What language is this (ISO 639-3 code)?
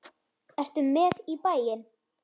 isl